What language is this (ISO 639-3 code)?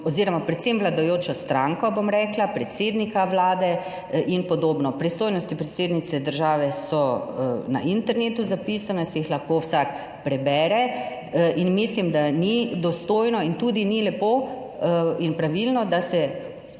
slv